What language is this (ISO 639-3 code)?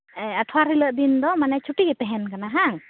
sat